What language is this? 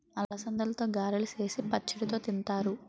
Telugu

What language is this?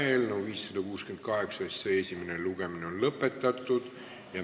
Estonian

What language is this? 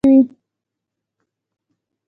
Pashto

